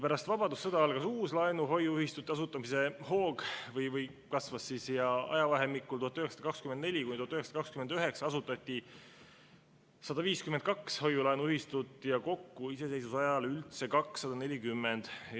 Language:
Estonian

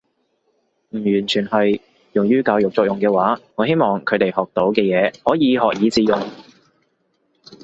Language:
Cantonese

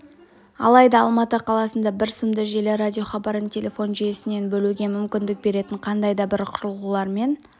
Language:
Kazakh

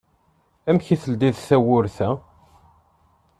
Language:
Kabyle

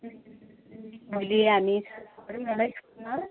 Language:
Nepali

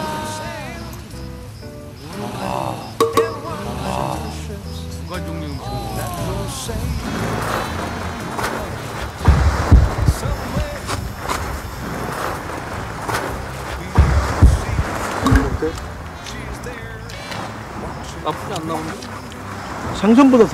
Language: Korean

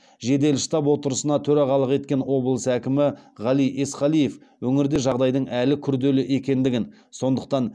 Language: Kazakh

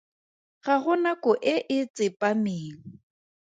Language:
Tswana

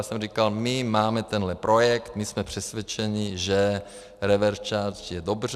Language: Czech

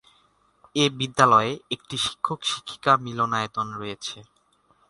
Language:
Bangla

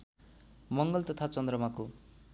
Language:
Nepali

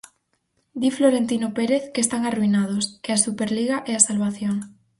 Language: Galician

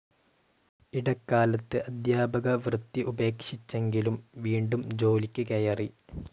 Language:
Malayalam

